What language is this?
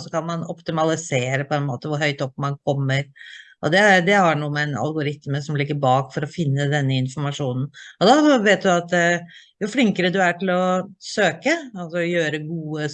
Norwegian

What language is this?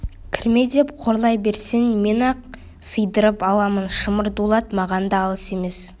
Kazakh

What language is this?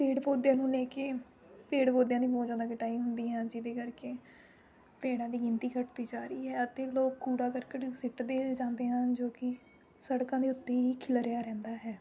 Punjabi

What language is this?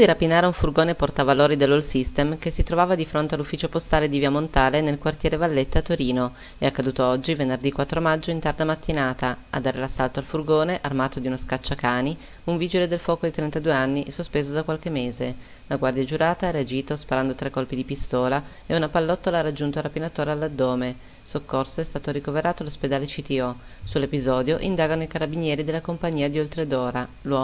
Italian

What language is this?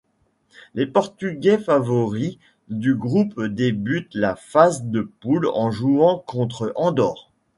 French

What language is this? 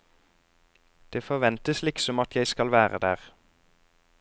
Norwegian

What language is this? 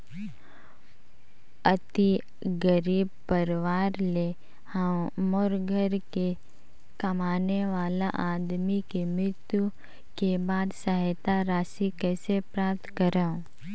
Chhattisgarhi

